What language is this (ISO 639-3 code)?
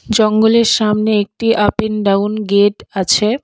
ben